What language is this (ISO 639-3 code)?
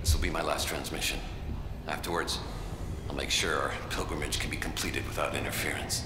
kor